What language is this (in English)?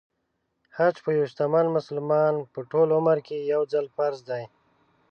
Pashto